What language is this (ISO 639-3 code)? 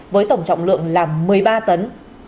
vie